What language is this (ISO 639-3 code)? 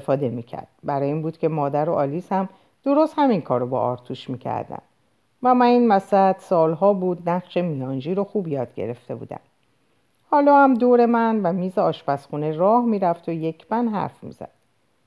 fas